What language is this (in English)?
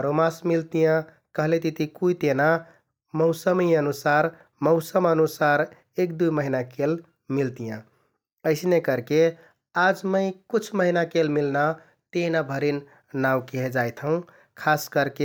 Kathoriya Tharu